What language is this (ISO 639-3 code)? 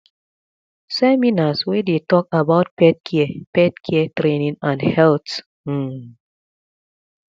pcm